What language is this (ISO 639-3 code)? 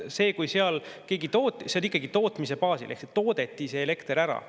est